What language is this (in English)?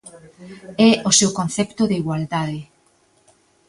Galician